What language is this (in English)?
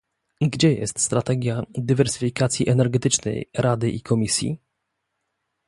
Polish